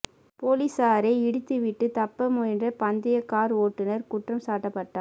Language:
Tamil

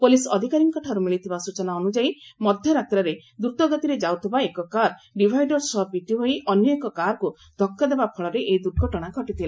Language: Odia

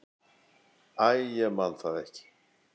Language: Icelandic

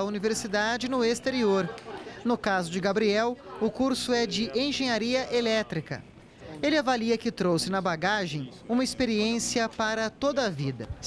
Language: Portuguese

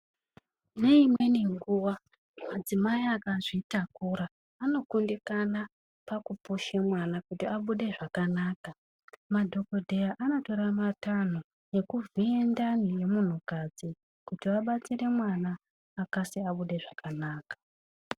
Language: Ndau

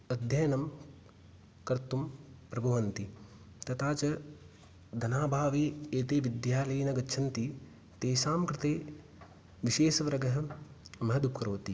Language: Sanskrit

